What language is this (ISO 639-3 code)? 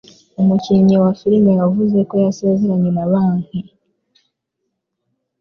kin